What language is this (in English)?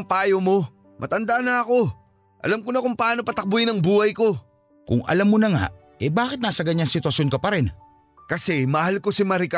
Filipino